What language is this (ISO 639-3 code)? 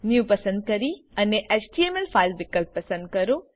guj